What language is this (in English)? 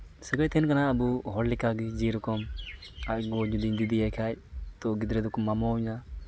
Santali